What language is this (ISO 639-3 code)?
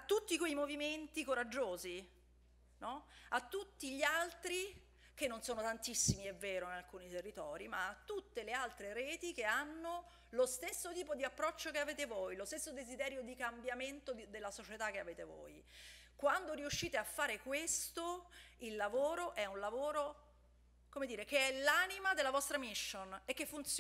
ita